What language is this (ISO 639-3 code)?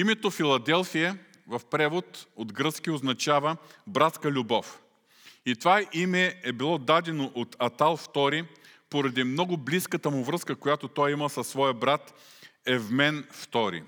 bul